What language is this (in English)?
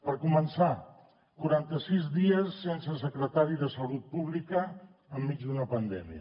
Catalan